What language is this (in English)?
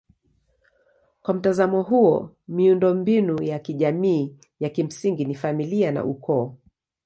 Swahili